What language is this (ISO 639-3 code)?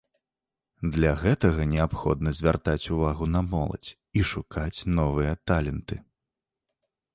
bel